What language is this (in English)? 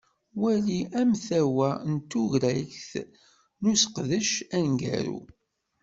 Kabyle